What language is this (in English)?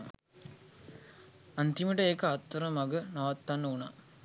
Sinhala